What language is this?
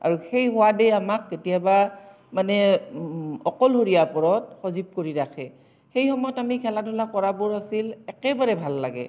Assamese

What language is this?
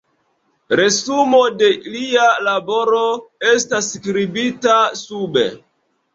Esperanto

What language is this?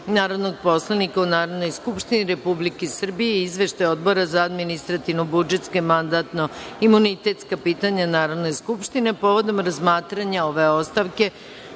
Serbian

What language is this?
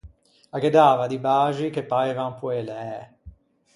Ligurian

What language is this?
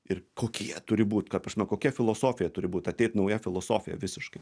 Lithuanian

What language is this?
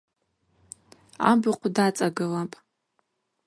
Abaza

